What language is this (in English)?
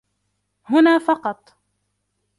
Arabic